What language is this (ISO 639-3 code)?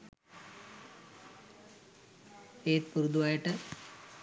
sin